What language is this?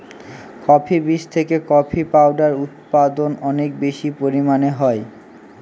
Bangla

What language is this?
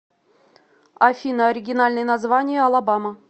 Russian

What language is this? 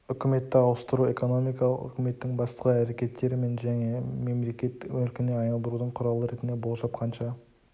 Kazakh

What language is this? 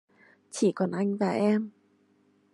Vietnamese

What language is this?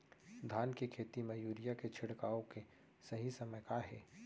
Chhattisgarhi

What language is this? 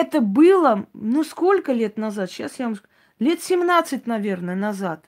Russian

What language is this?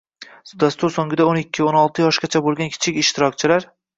Uzbek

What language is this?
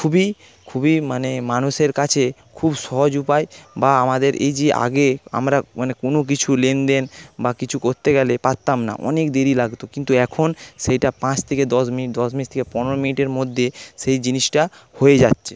Bangla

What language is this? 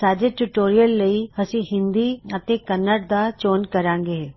Punjabi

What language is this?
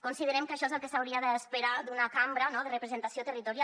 Catalan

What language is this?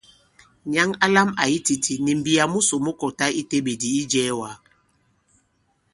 Bankon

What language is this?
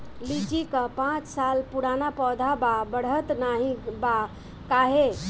Bhojpuri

